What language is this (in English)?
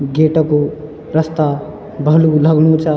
Garhwali